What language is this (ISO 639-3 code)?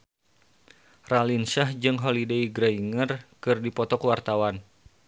sun